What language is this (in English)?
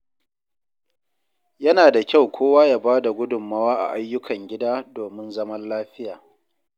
Hausa